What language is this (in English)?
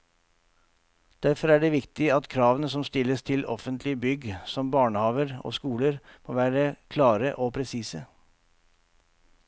Norwegian